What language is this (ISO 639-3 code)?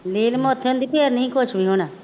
pan